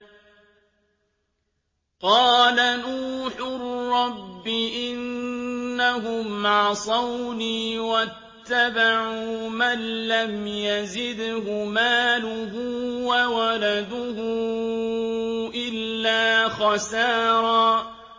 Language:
Arabic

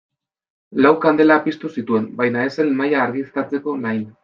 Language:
Basque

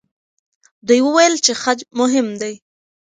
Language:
Pashto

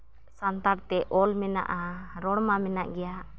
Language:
Santali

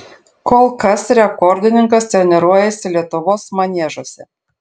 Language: Lithuanian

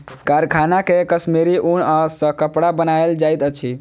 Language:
Maithili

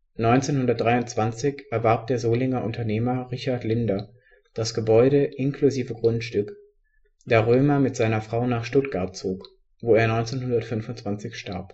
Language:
German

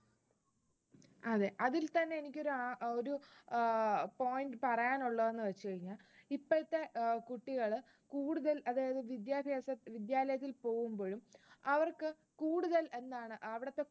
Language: Malayalam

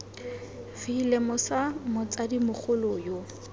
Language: Tswana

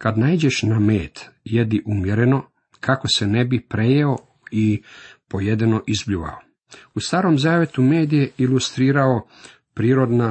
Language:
Croatian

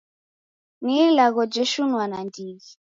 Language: Taita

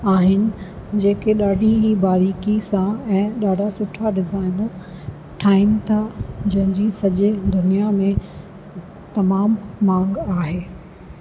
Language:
Sindhi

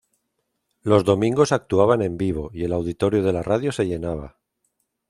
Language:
Spanish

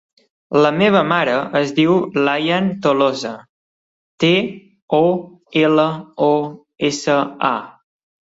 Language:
Catalan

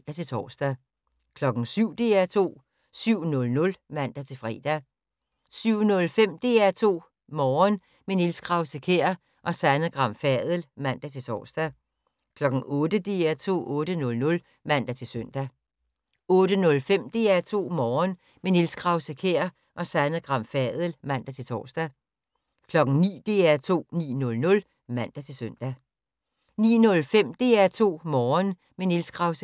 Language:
Danish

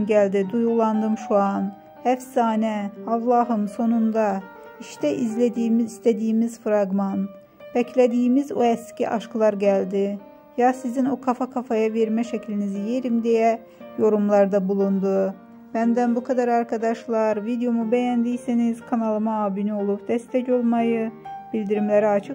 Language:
Turkish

